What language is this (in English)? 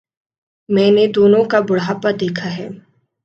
Urdu